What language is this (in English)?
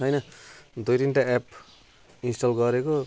Nepali